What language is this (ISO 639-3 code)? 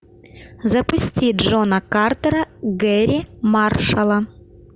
rus